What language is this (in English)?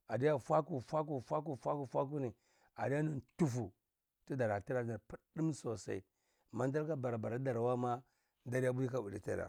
Cibak